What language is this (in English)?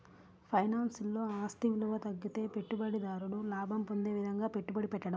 Telugu